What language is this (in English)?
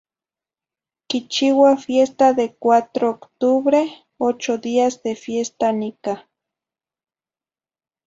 Zacatlán-Ahuacatlán-Tepetzintla Nahuatl